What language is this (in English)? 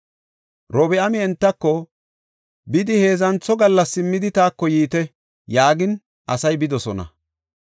Gofa